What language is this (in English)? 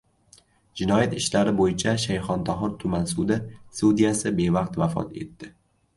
Uzbek